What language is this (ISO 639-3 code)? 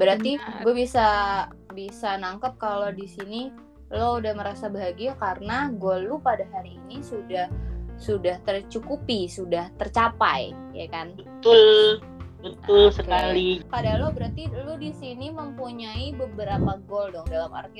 ind